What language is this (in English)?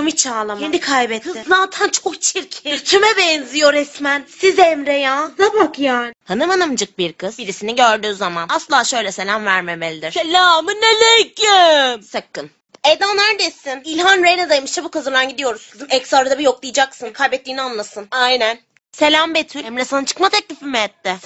Turkish